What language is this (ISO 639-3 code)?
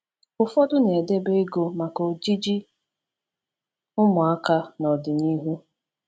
ibo